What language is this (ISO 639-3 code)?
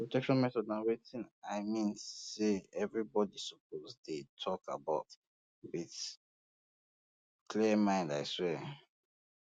pcm